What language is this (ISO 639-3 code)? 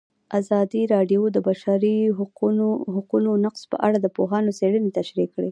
pus